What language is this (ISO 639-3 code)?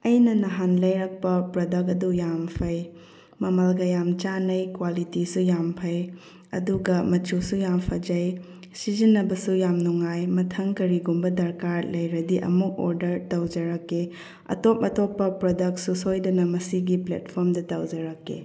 mni